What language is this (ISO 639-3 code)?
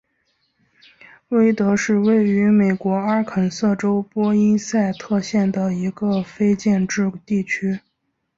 zho